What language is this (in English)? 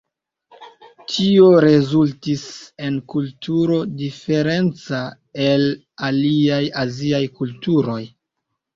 Esperanto